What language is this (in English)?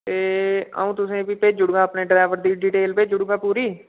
Dogri